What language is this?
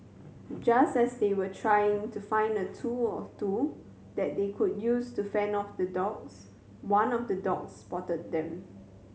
English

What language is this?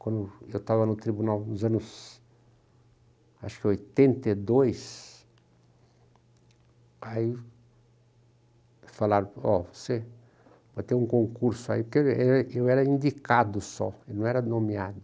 Portuguese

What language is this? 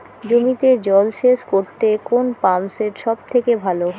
Bangla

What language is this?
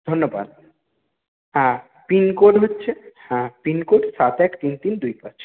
Bangla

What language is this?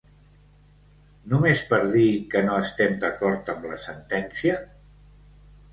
Catalan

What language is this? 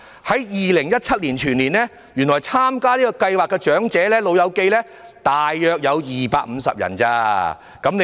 Cantonese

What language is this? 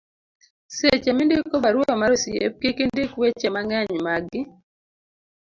Luo (Kenya and Tanzania)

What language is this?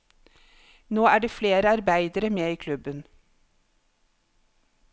Norwegian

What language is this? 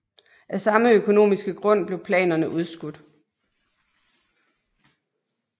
Danish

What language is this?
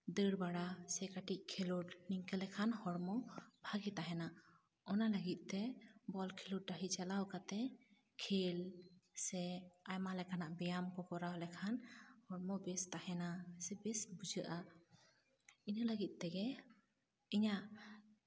Santali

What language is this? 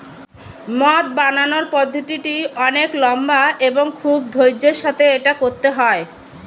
Bangla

